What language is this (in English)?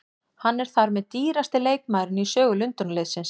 Icelandic